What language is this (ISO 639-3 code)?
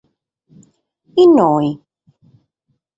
srd